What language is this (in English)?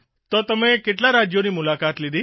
Gujarati